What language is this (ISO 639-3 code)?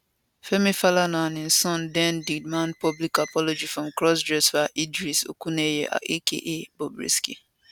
pcm